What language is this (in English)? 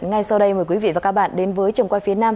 Vietnamese